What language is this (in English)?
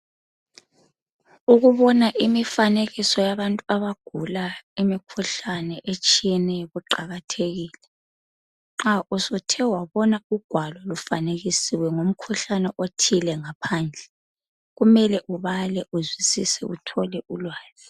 North Ndebele